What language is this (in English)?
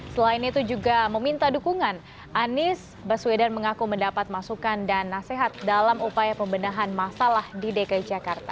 Indonesian